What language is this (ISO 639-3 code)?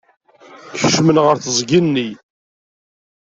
kab